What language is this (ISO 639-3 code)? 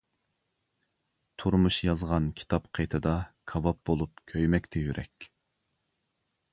uig